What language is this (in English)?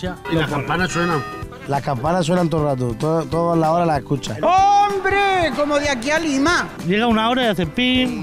Spanish